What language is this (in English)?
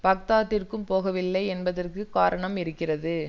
Tamil